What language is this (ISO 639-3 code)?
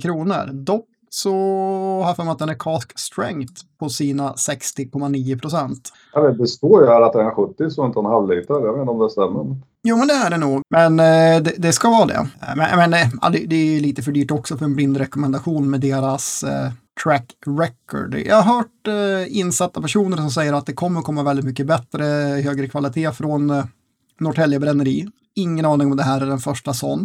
swe